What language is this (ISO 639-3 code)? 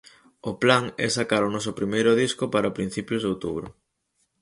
glg